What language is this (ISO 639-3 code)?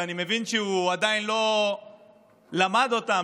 heb